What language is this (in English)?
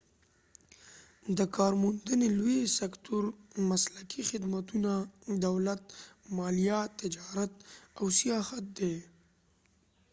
Pashto